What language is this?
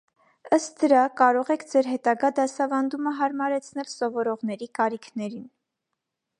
Armenian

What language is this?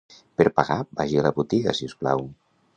Catalan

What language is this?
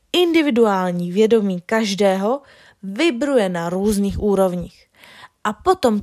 Czech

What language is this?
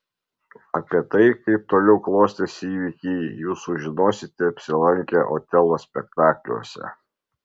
Lithuanian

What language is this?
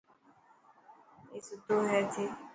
Dhatki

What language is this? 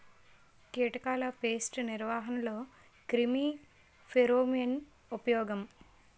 Telugu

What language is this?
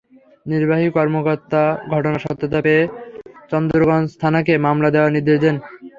Bangla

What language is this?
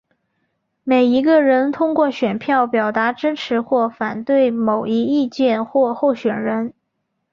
Chinese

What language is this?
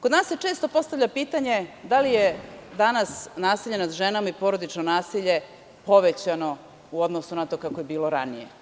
Serbian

